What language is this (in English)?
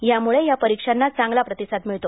Marathi